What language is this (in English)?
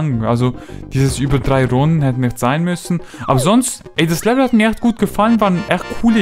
German